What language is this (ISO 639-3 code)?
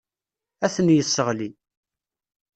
kab